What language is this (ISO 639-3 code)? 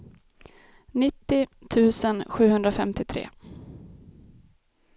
swe